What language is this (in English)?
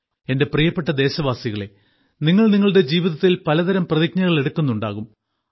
Malayalam